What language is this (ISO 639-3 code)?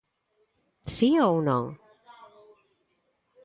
glg